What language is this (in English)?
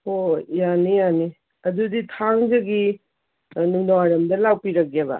Manipuri